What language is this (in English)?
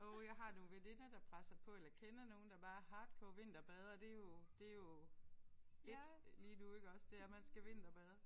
Danish